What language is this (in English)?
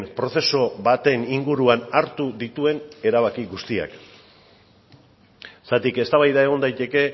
Basque